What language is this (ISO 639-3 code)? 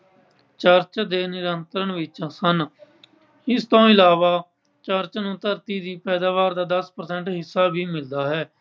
pan